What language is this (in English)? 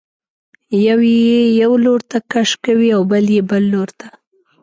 Pashto